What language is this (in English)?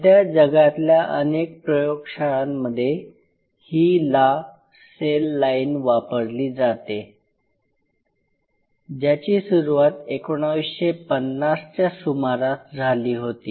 Marathi